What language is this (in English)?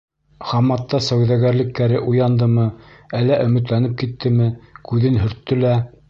Bashkir